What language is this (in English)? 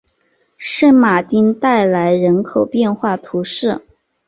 Chinese